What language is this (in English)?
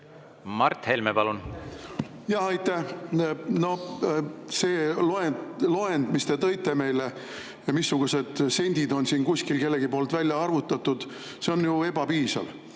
Estonian